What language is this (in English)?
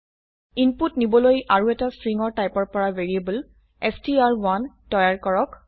Assamese